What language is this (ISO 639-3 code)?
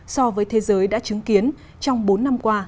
vie